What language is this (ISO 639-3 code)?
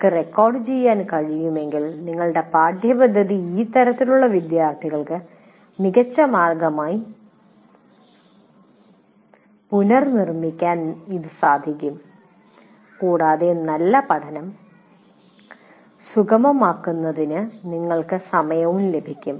mal